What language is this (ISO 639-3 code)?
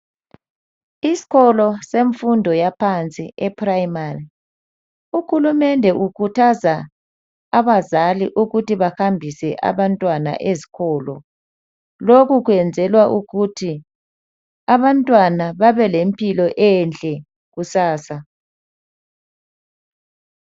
nde